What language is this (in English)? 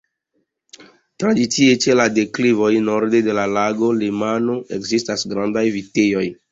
Esperanto